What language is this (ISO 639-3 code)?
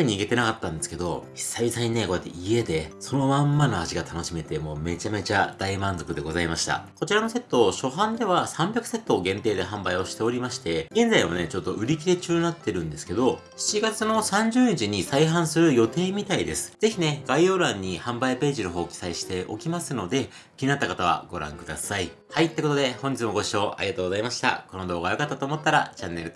jpn